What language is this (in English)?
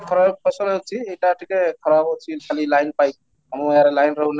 Odia